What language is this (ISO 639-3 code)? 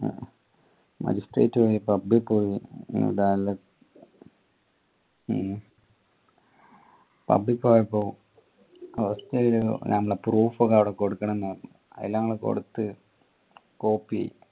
mal